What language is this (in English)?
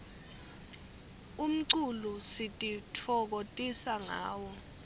Swati